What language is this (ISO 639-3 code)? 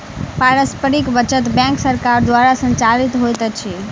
mai